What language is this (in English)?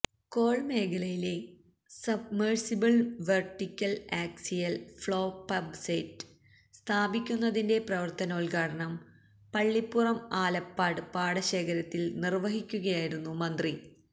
Malayalam